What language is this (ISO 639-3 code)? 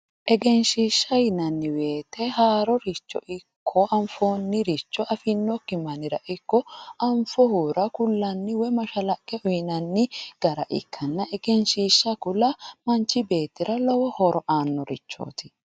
sid